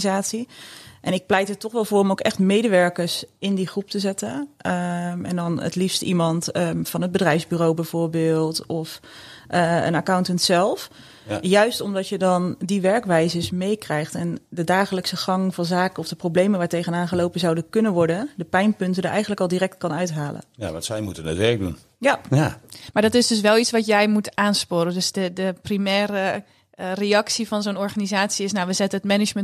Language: Dutch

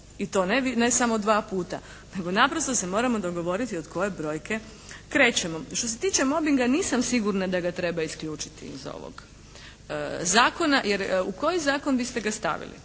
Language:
Croatian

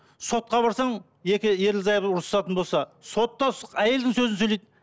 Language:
Kazakh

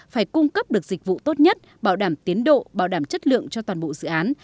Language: Vietnamese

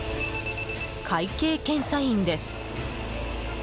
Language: Japanese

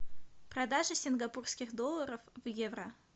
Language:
Russian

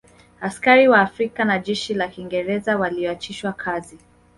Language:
Swahili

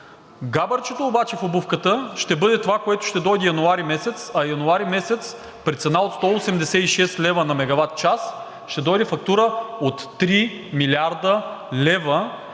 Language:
Bulgarian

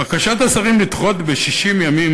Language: Hebrew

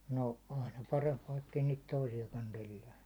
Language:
Finnish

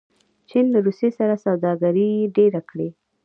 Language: Pashto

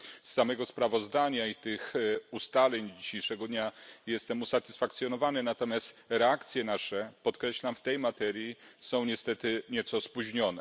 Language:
Polish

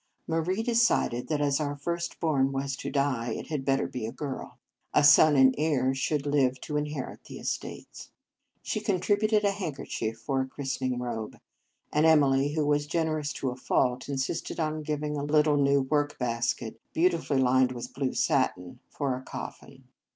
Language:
English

